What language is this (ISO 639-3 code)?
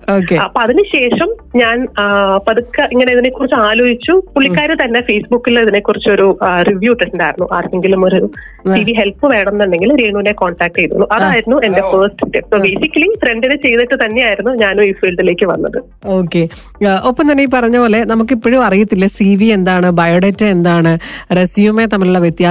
mal